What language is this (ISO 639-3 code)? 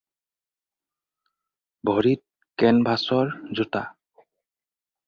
asm